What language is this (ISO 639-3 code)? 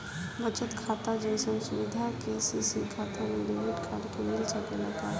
bho